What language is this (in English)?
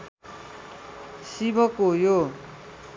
Nepali